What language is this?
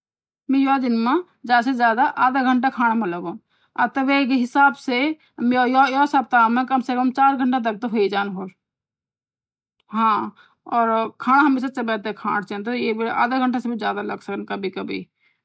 Garhwali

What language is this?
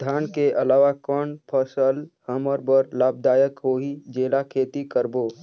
Chhattisgarhi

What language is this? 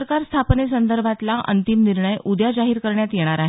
Marathi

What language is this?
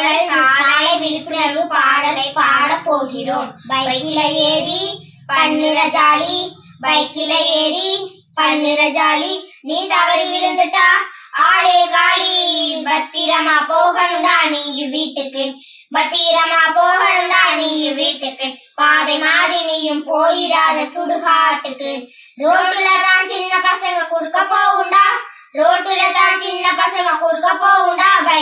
Vietnamese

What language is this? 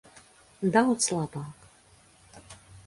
Latvian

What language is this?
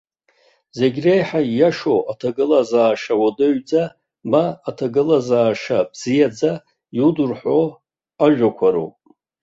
Abkhazian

